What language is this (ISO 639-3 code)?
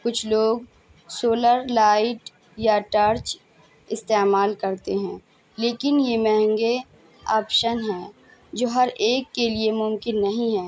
urd